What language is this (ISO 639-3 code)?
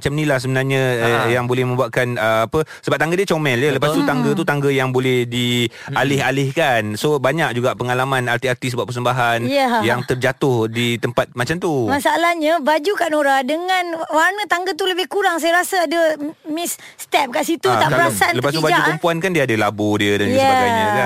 msa